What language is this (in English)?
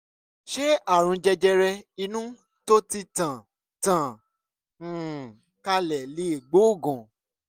Yoruba